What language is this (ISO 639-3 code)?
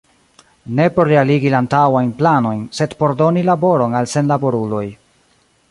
epo